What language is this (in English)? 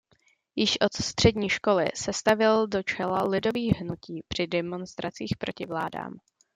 Czech